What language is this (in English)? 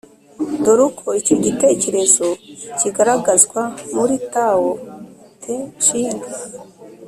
Kinyarwanda